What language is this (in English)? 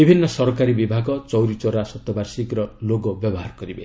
Odia